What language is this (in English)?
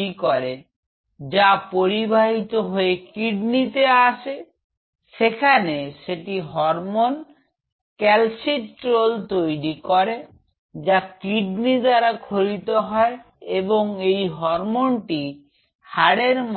Bangla